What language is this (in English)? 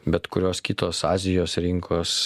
Lithuanian